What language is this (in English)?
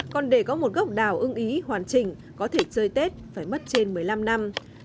Vietnamese